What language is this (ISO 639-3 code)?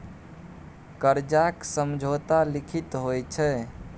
mai